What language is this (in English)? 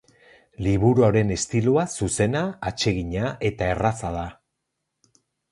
Basque